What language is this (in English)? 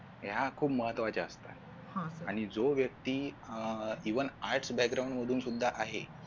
Marathi